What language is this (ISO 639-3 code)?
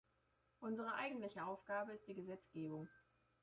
deu